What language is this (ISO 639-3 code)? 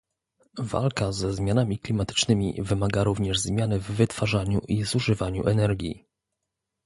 pol